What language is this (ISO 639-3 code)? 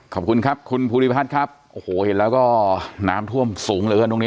tha